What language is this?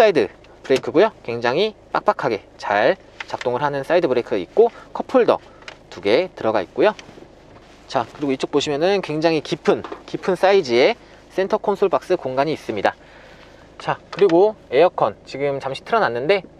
Korean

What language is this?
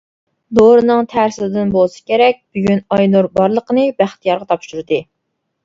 Uyghur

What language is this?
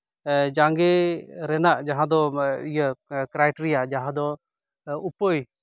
Santali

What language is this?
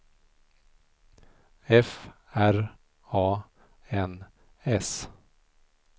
Swedish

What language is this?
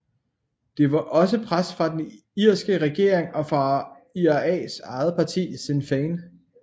Danish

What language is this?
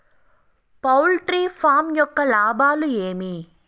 Telugu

